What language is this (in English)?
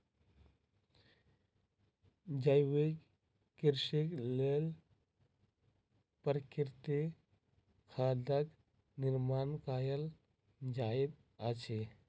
Maithili